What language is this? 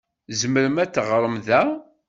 Kabyle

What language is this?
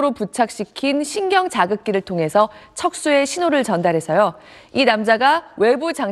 Korean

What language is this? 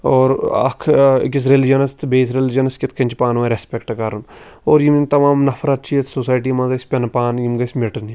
Kashmiri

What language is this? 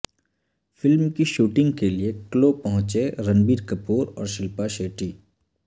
Urdu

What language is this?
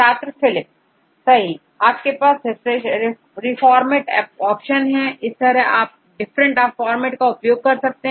Hindi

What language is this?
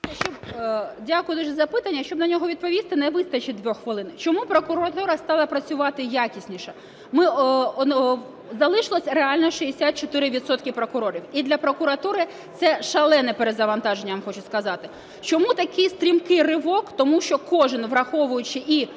Ukrainian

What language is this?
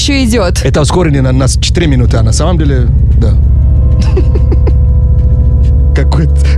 Russian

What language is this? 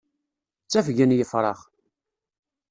Kabyle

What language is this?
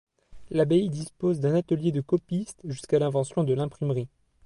French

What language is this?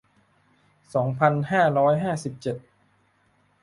Thai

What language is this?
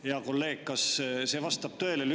Estonian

